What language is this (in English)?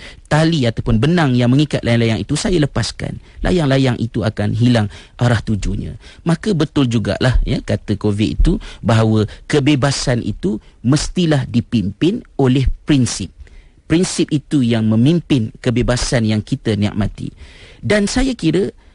Malay